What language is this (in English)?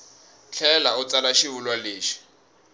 Tsonga